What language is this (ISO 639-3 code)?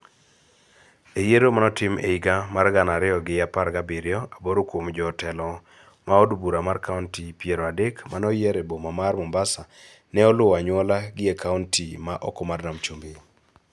luo